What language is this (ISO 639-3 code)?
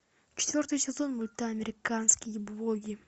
rus